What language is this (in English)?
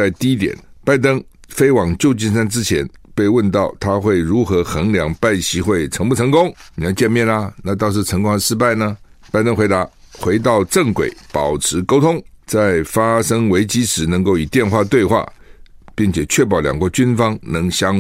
Chinese